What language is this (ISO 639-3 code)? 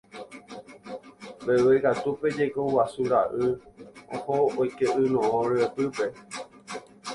grn